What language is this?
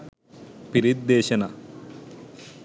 Sinhala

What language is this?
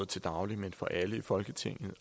Danish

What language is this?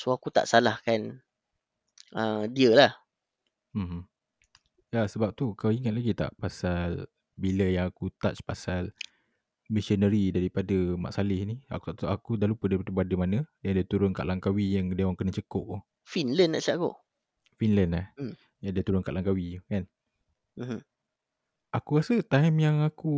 Malay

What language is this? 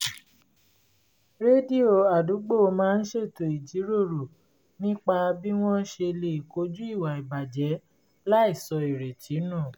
Yoruba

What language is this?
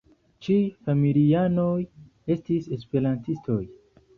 Esperanto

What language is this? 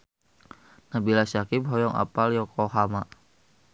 Sundanese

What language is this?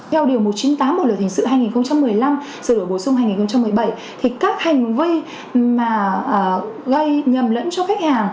Vietnamese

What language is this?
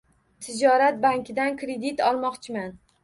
Uzbek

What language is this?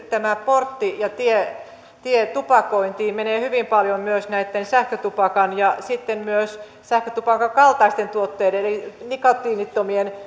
Finnish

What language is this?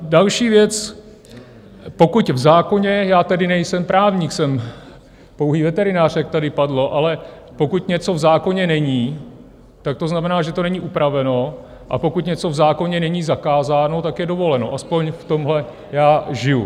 Czech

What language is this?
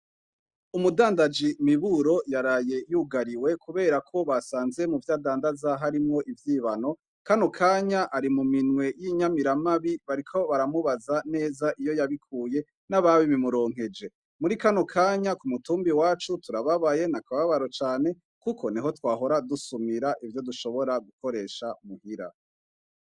Rundi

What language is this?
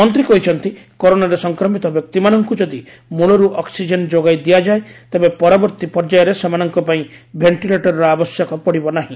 Odia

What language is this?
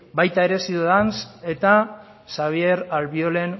Basque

